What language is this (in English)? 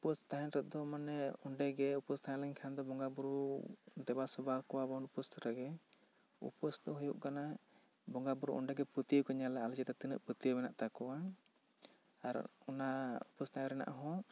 Santali